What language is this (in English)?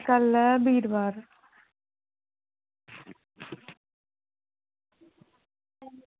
Dogri